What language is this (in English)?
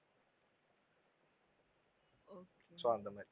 Tamil